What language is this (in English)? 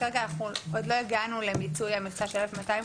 Hebrew